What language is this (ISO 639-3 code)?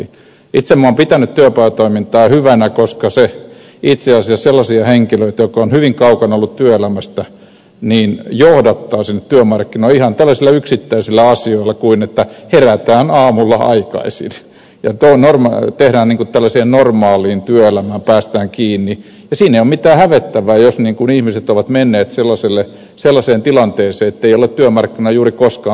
fin